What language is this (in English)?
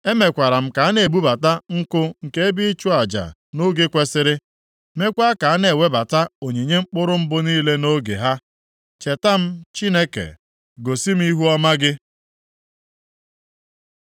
Igbo